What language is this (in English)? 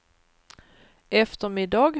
Swedish